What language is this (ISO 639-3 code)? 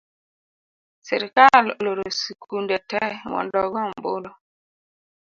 luo